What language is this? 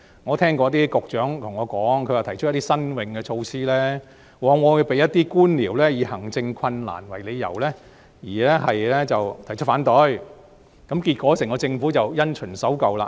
Cantonese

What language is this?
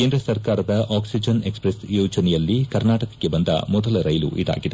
Kannada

